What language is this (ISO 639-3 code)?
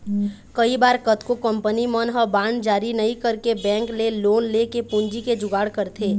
hne